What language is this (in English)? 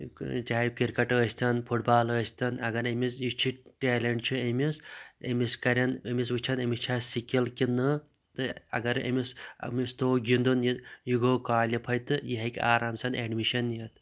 Kashmiri